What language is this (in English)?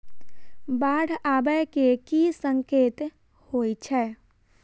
Maithili